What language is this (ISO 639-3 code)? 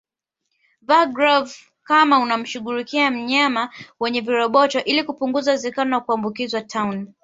swa